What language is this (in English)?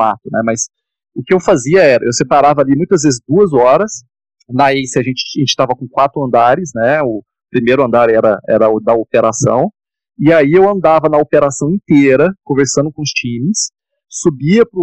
Portuguese